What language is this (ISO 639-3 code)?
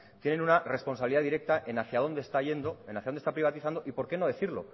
spa